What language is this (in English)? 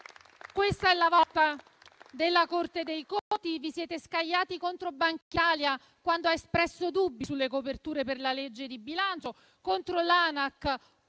Italian